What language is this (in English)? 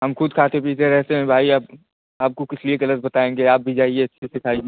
Hindi